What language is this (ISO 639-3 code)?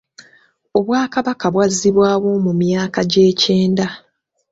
lug